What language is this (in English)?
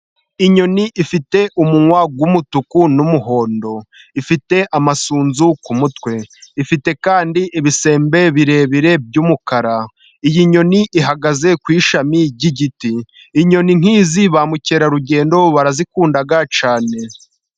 Kinyarwanda